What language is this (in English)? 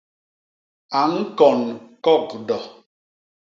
Basaa